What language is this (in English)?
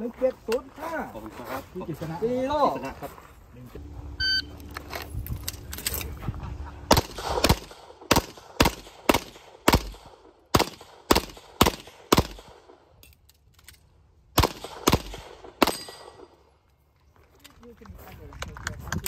Thai